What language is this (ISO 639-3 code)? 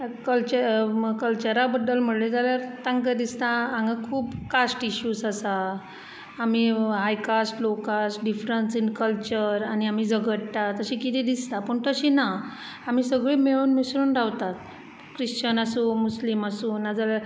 kok